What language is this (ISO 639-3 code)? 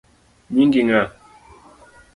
luo